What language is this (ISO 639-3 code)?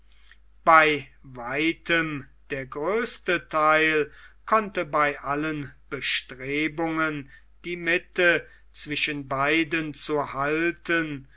deu